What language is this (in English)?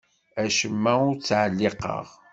Kabyle